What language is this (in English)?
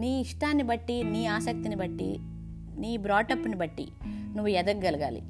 Telugu